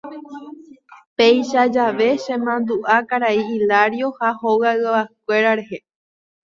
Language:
Guarani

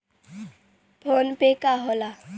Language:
Bhojpuri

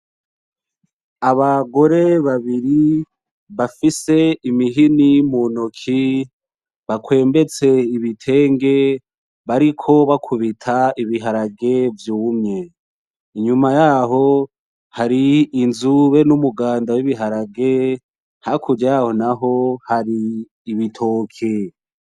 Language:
Rundi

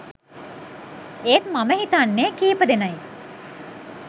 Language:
Sinhala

